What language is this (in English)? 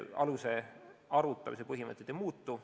Estonian